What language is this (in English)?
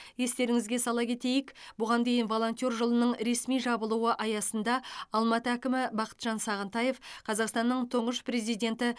Kazakh